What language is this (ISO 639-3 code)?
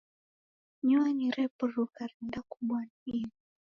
dav